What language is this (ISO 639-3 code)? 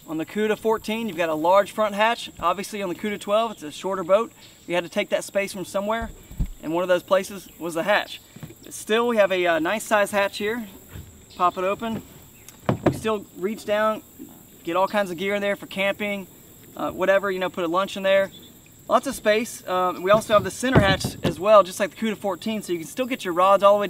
eng